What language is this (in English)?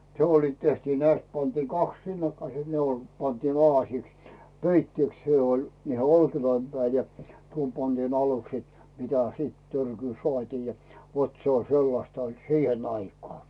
Finnish